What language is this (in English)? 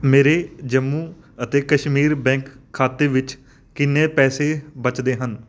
Punjabi